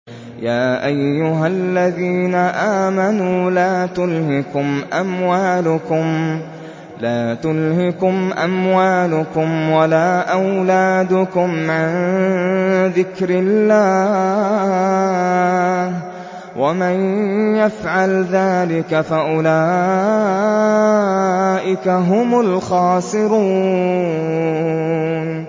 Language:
Arabic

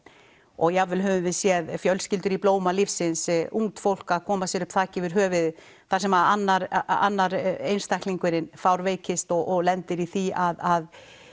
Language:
Icelandic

